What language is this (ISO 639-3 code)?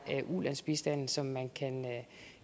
dan